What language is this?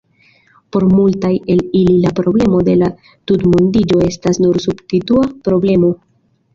Esperanto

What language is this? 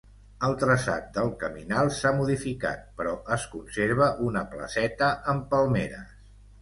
Catalan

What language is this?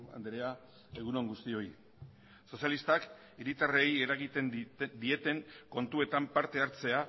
Basque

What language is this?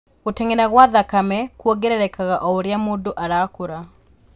Kikuyu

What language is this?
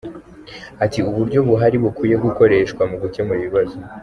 Kinyarwanda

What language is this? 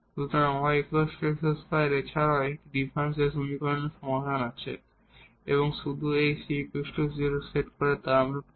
Bangla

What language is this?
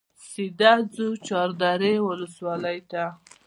Pashto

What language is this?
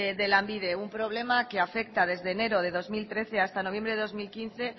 Spanish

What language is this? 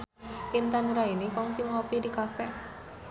Sundanese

